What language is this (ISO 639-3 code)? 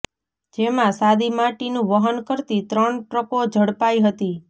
guj